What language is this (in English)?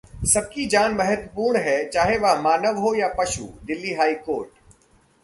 Hindi